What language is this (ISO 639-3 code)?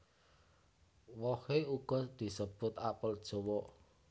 jav